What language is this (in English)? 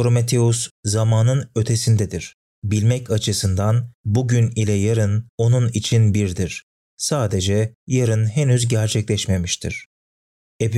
Turkish